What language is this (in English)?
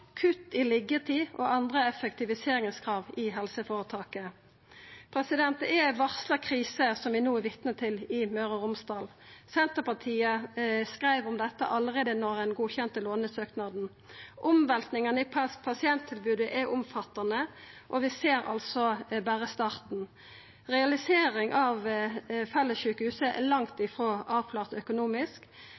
Norwegian Nynorsk